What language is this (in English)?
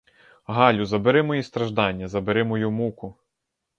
Ukrainian